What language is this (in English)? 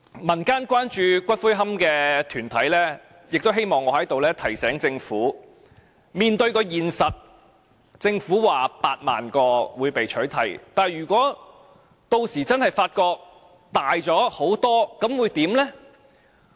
Cantonese